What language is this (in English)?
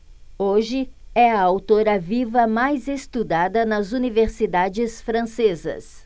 Portuguese